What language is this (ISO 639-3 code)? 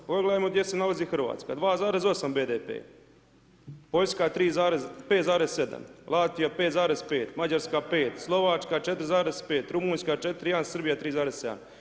hrv